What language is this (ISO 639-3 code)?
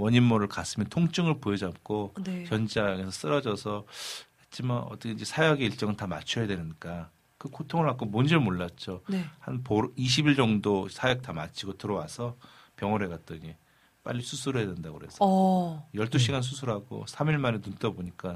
kor